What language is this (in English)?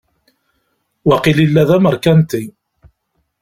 Kabyle